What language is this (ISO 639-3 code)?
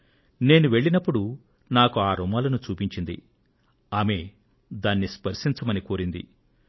tel